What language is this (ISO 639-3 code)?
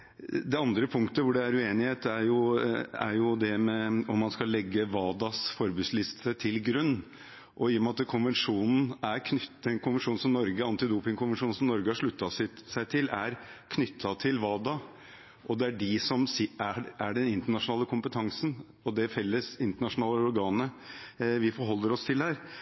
nob